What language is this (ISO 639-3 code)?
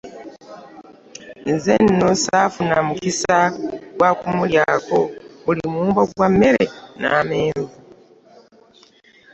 lug